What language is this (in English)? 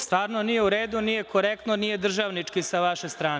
Serbian